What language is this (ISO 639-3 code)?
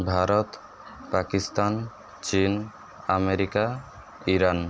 ori